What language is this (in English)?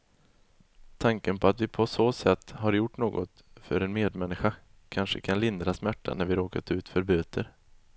Swedish